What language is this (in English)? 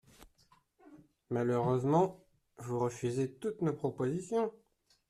French